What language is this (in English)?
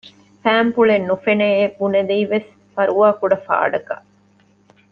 Divehi